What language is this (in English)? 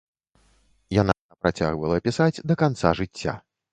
Belarusian